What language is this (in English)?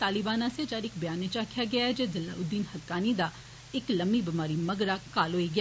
Dogri